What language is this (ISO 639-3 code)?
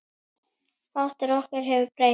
isl